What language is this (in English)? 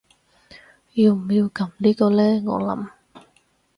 Cantonese